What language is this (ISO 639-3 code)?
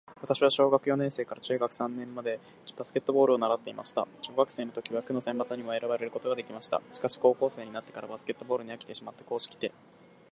jpn